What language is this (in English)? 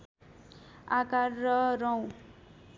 Nepali